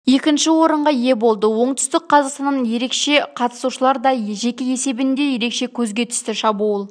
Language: Kazakh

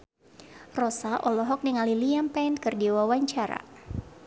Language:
Sundanese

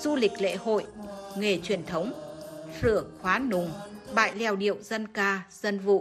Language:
Vietnamese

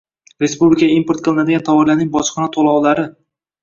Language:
Uzbek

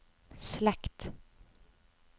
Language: Norwegian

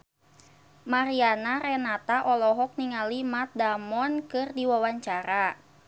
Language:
Sundanese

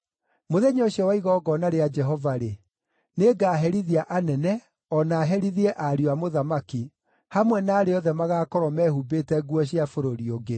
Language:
Kikuyu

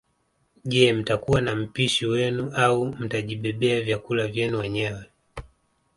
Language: Swahili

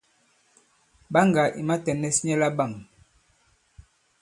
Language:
Bankon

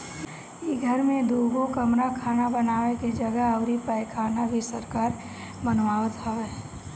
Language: Bhojpuri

